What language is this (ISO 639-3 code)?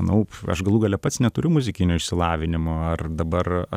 lit